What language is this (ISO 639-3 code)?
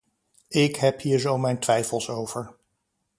nld